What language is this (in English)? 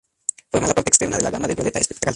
Spanish